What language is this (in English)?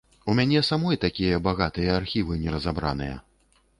Belarusian